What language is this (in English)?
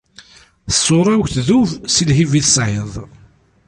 Kabyle